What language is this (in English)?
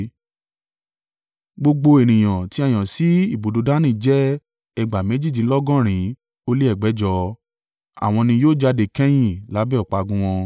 Yoruba